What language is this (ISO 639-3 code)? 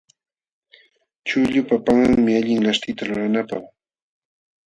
qxw